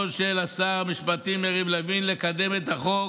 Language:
Hebrew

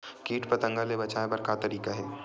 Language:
Chhattisgarhi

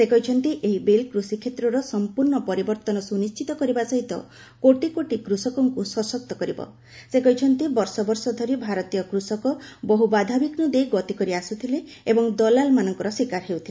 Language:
Odia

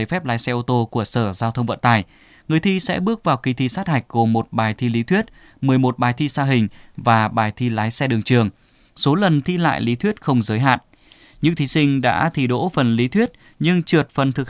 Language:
Vietnamese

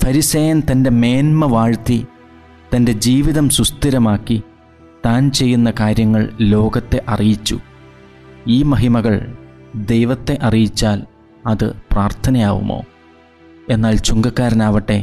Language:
Malayalam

